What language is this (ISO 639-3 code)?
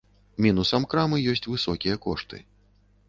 bel